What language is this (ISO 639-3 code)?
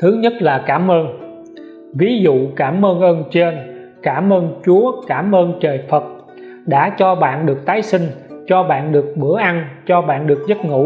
vie